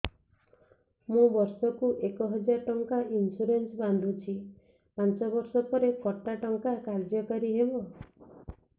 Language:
Odia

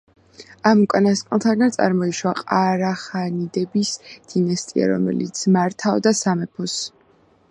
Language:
Georgian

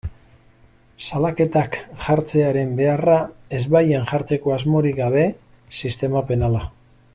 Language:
Basque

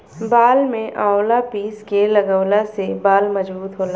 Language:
Bhojpuri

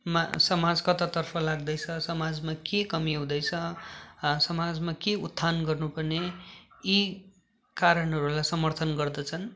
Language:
Nepali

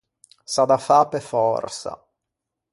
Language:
Ligurian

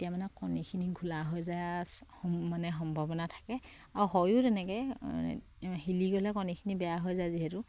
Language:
Assamese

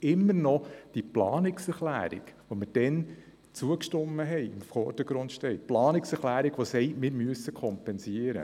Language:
Swiss German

